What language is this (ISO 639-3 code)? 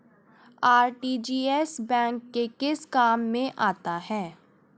hin